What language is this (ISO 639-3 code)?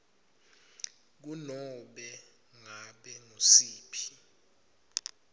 ssw